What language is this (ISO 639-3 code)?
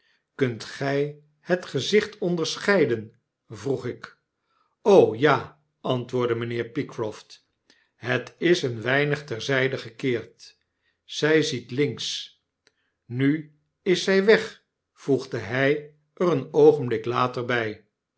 nld